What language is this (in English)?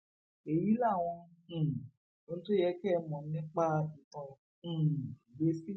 Yoruba